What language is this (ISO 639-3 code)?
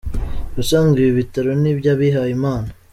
kin